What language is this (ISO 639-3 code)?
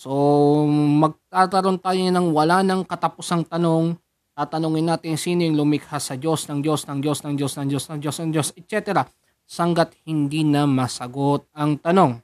fil